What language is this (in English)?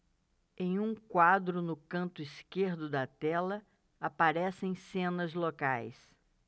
Portuguese